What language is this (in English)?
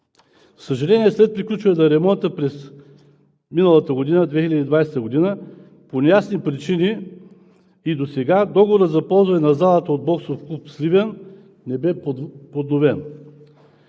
Bulgarian